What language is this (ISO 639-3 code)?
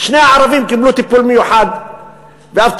heb